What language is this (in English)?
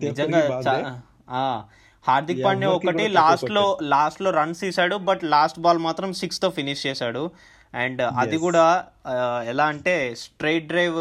Telugu